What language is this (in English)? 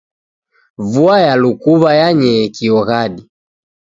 Taita